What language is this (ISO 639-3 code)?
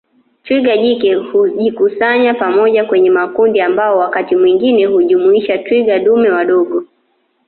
swa